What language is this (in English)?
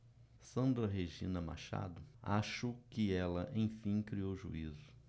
Portuguese